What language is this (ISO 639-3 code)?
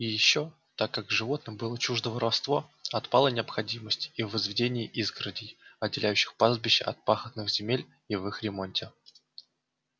rus